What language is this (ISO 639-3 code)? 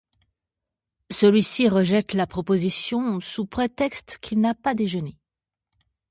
fra